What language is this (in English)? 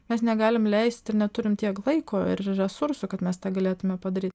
Lithuanian